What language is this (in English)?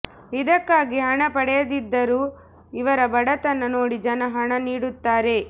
Kannada